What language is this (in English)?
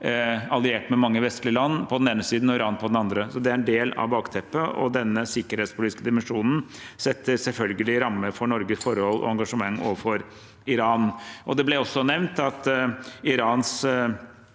Norwegian